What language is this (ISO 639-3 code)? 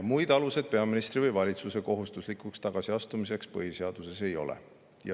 est